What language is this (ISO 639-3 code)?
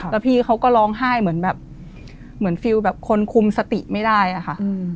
tha